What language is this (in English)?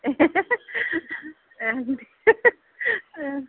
Bodo